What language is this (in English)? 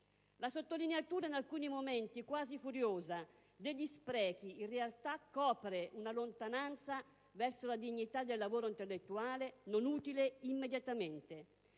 Italian